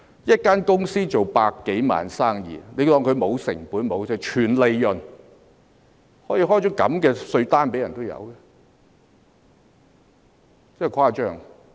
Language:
Cantonese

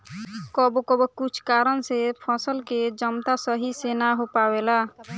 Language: Bhojpuri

